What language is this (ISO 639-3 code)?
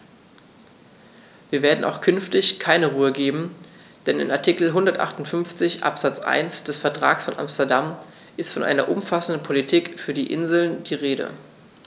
deu